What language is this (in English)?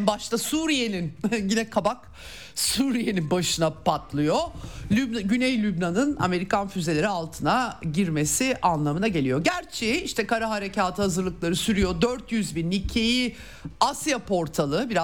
Turkish